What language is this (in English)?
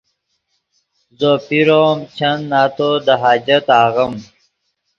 Yidgha